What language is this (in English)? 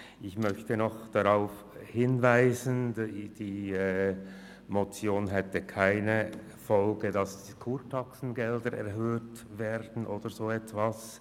Swiss German